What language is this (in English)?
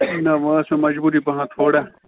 Kashmiri